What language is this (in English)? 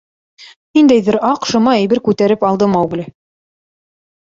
Bashkir